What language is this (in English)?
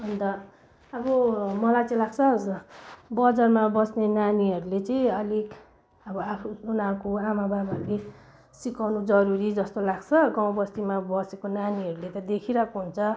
Nepali